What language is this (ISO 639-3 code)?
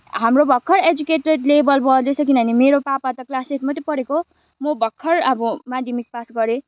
nep